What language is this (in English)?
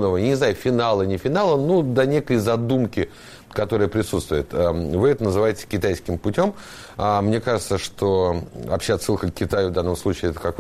Russian